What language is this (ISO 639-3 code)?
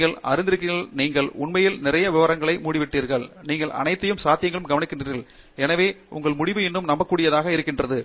tam